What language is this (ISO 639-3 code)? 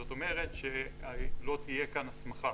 heb